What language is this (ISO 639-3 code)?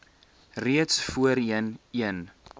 afr